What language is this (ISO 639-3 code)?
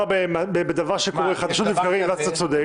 heb